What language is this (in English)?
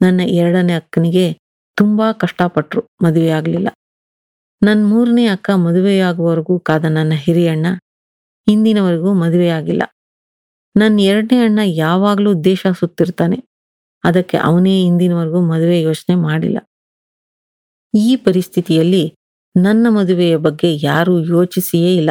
Kannada